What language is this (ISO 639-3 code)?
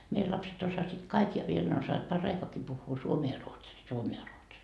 fin